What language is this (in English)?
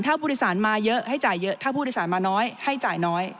Thai